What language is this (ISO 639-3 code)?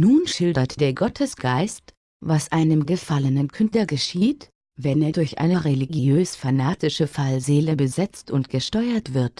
deu